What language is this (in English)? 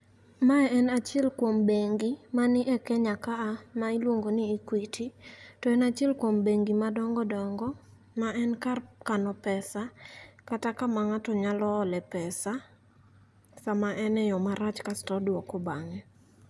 Luo (Kenya and Tanzania)